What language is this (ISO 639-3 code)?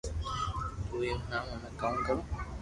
lrk